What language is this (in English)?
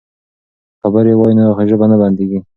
Pashto